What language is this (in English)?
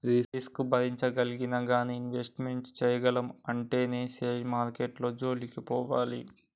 Telugu